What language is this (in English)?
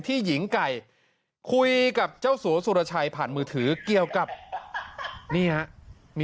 Thai